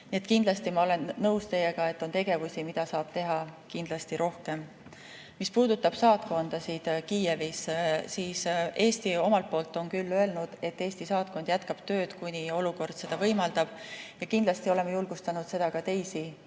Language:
Estonian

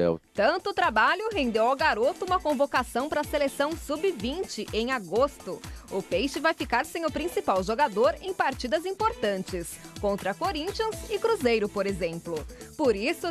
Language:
Portuguese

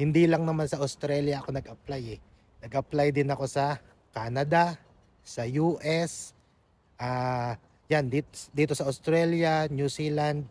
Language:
Filipino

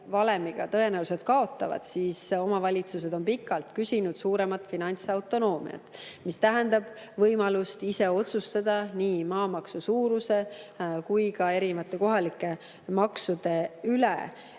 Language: Estonian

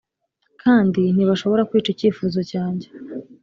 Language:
Kinyarwanda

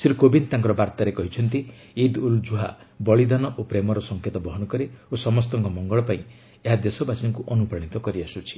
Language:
Odia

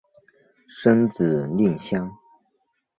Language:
Chinese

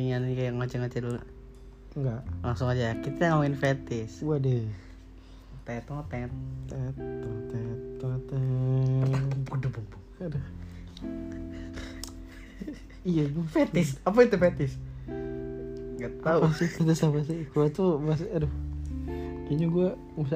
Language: Indonesian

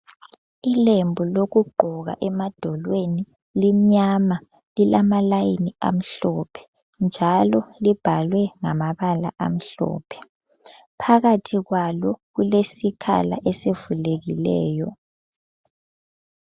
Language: North Ndebele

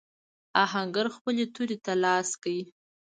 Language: Pashto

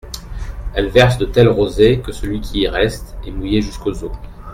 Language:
French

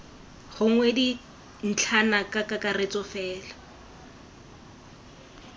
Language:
Tswana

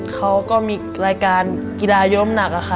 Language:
Thai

